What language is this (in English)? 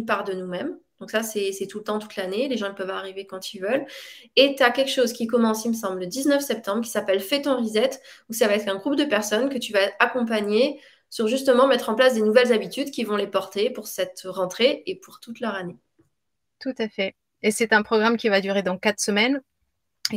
French